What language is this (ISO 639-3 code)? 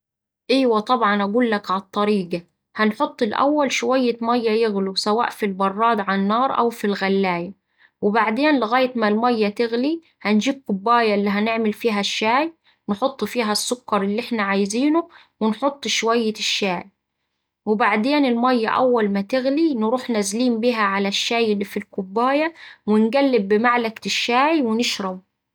aec